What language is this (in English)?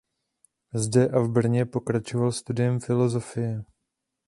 Czech